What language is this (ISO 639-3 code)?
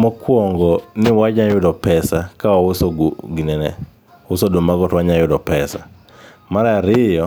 luo